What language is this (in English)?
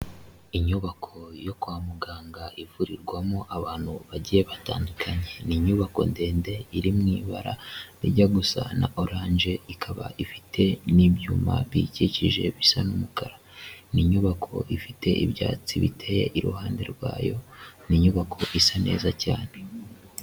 Kinyarwanda